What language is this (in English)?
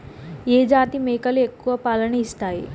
Telugu